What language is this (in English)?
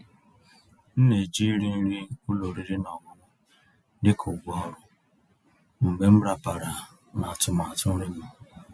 Igbo